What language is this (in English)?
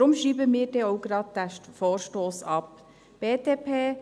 Swiss German